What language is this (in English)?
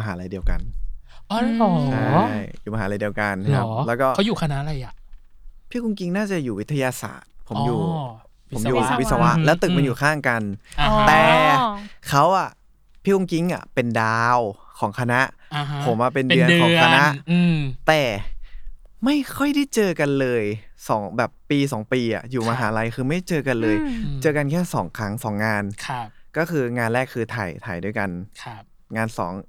Thai